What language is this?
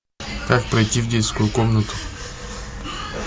Russian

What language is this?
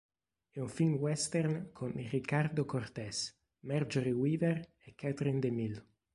Italian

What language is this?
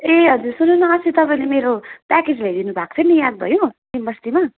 Nepali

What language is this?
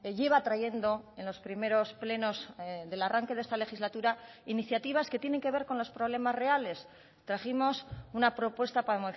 Spanish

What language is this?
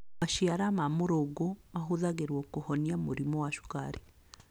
Kikuyu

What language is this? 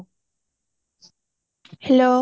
Odia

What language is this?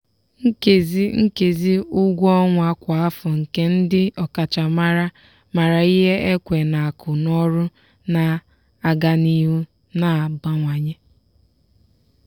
Igbo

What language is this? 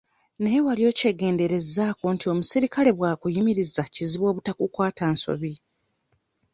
Ganda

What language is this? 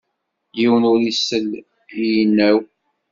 Kabyle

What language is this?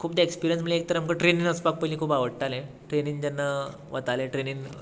Konkani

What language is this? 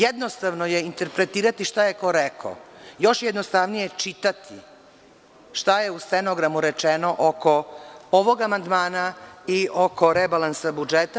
Serbian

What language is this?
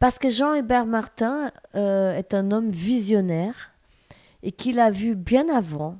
French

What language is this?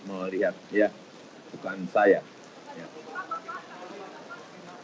Indonesian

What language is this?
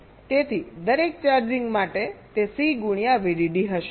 Gujarati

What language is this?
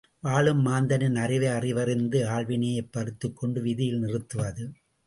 Tamil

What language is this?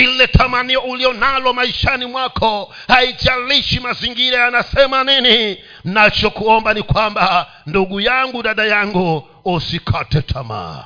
Swahili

